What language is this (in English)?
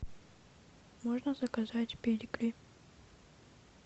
Russian